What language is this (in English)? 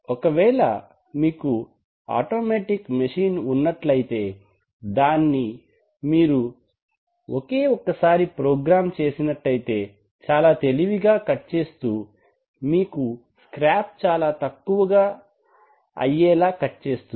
Telugu